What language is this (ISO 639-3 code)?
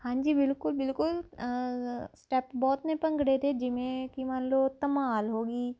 pan